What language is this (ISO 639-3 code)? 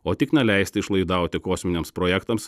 lit